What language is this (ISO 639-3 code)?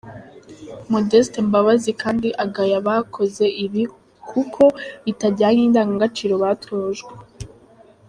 kin